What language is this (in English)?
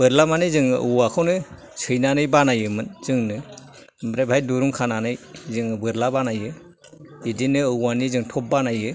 Bodo